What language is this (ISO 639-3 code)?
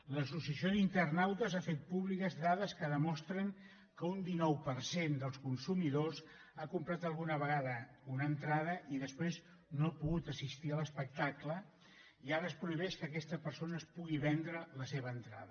cat